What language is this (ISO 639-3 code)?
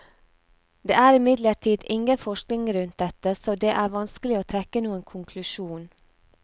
nor